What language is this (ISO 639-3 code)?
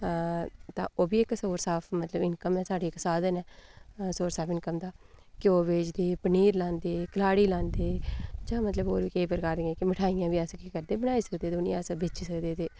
doi